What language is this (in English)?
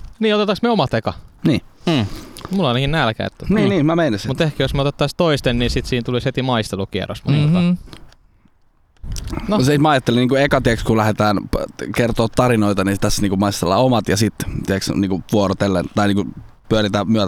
Finnish